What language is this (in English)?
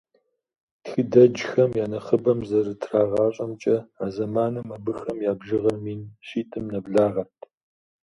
Kabardian